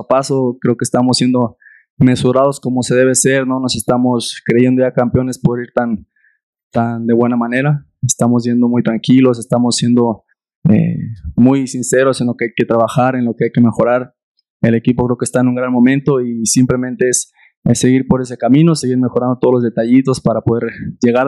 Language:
Spanish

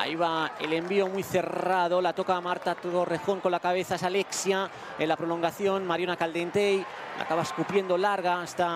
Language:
Spanish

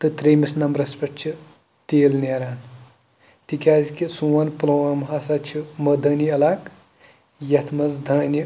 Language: Kashmiri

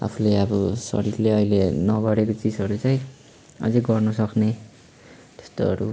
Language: Nepali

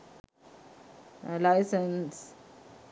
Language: Sinhala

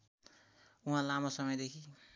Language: Nepali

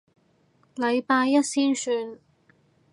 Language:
Cantonese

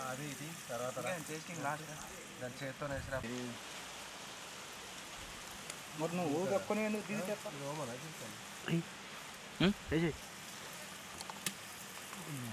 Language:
Portuguese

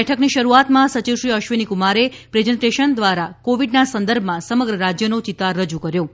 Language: Gujarati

